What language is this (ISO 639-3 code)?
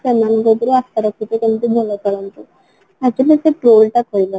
ori